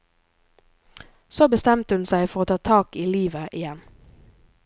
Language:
Norwegian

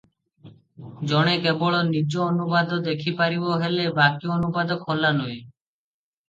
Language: Odia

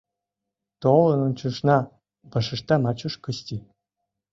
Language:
Mari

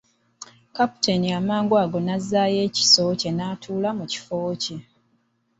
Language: Ganda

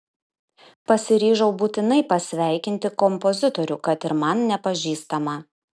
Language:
Lithuanian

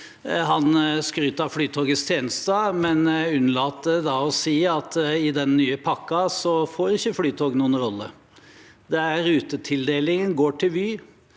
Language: Norwegian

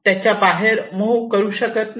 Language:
Marathi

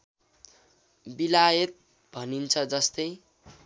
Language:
Nepali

